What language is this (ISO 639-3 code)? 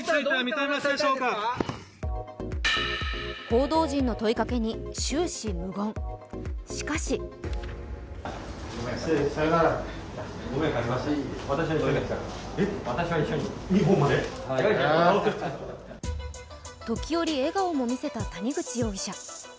jpn